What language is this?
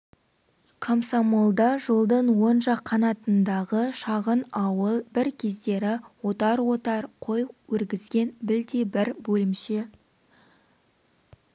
Kazakh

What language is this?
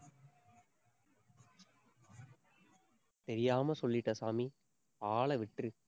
Tamil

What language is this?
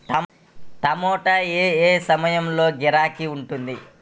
Telugu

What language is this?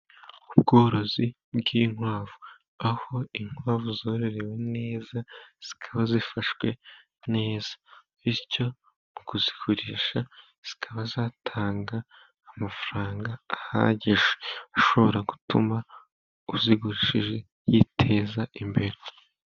Kinyarwanda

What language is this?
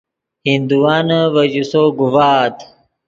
Yidgha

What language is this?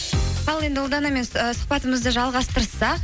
Kazakh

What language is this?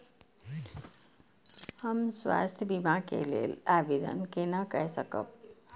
Maithili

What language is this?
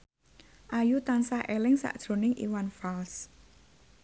Javanese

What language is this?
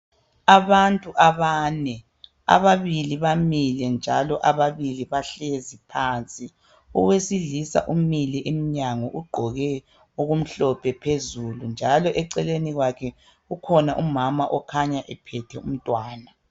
North Ndebele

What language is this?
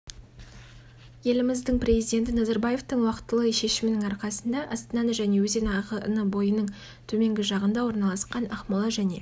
Kazakh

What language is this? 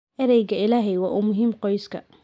Somali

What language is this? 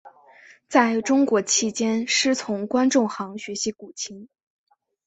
Chinese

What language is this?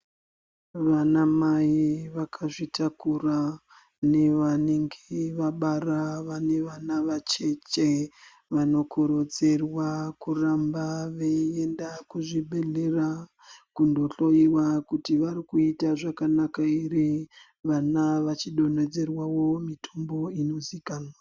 Ndau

